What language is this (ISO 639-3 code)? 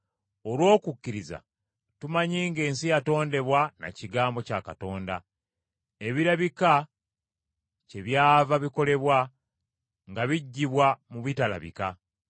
lug